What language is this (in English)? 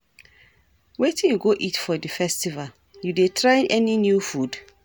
Nigerian Pidgin